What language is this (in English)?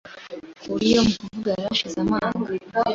Kinyarwanda